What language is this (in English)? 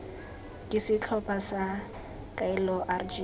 Tswana